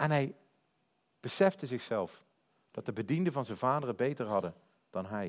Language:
Dutch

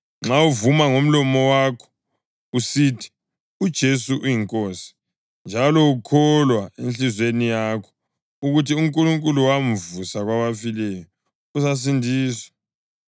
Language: North Ndebele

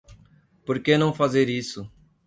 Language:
Portuguese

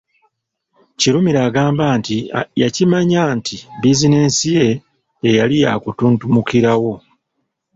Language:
Ganda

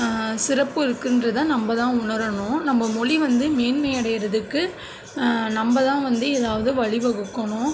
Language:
Tamil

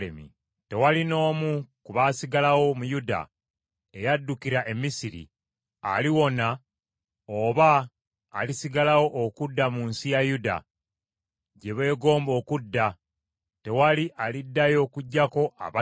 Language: Ganda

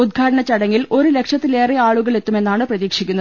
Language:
Malayalam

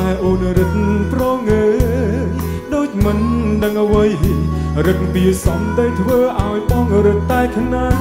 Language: Thai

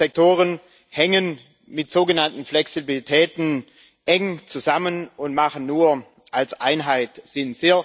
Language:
German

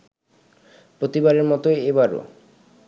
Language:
Bangla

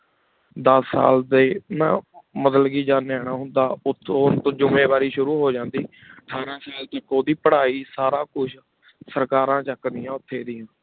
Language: Punjabi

